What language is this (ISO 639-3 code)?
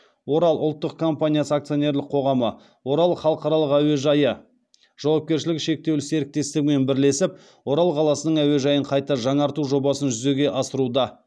kaz